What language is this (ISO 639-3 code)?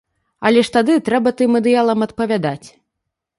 bel